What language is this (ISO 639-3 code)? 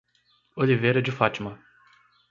por